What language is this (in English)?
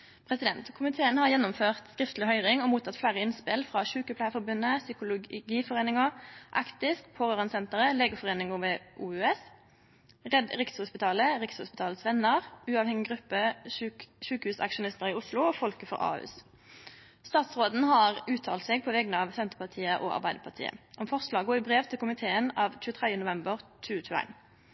Norwegian Nynorsk